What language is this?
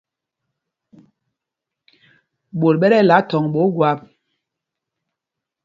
Mpumpong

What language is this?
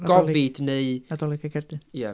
Welsh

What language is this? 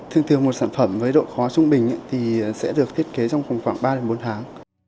Vietnamese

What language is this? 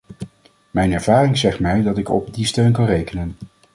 Dutch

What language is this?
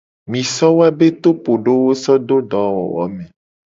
Gen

